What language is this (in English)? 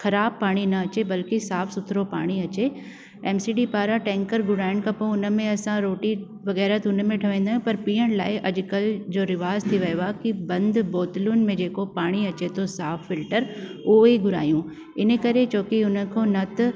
Sindhi